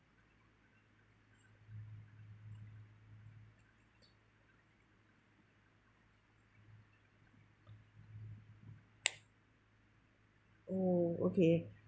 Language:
English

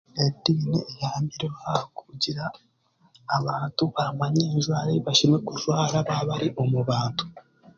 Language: Chiga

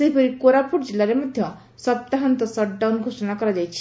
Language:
Odia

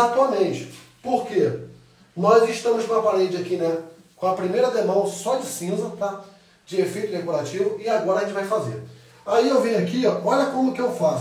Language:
Portuguese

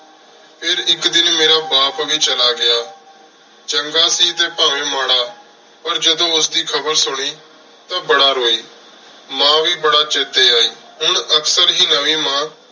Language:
Punjabi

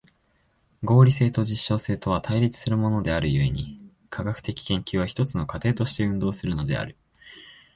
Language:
Japanese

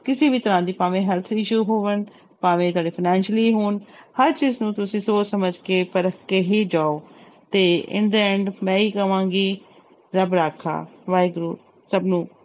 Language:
Punjabi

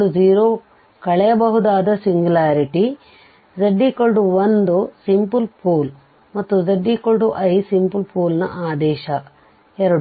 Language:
Kannada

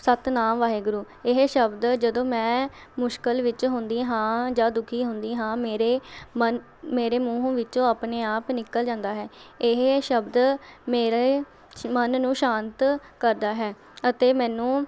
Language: Punjabi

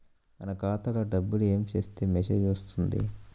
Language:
Telugu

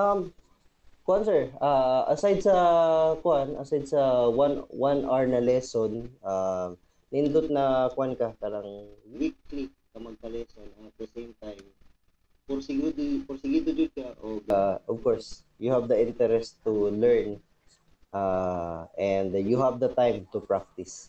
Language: Filipino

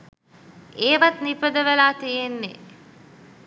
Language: Sinhala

